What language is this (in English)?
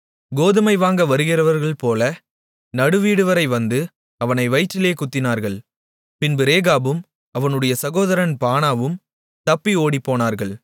Tamil